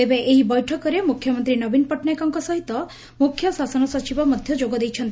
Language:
Odia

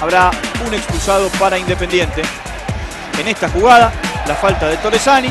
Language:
Spanish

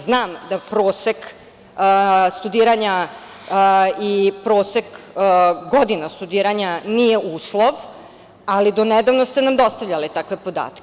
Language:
Serbian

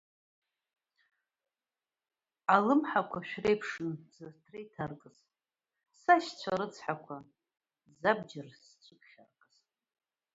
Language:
Abkhazian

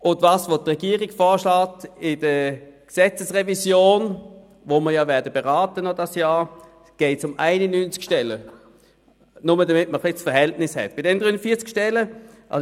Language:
Swiss German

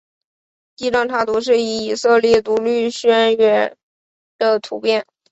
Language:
Chinese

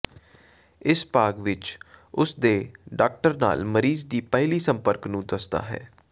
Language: Punjabi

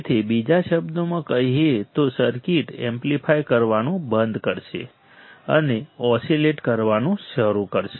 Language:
Gujarati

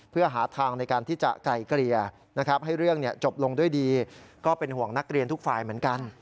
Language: Thai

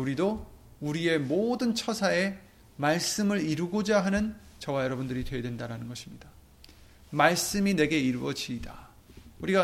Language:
Korean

